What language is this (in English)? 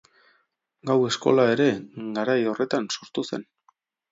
Basque